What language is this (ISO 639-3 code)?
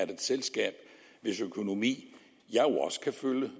dan